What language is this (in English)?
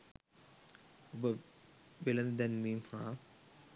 Sinhala